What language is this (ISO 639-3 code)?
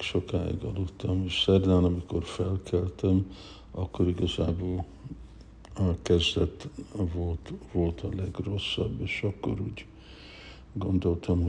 hun